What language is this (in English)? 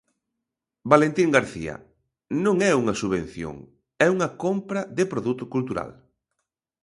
Galician